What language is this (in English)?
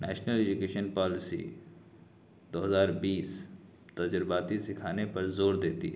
Urdu